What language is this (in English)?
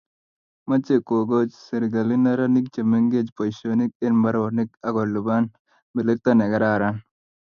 Kalenjin